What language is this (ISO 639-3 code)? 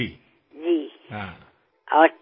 asm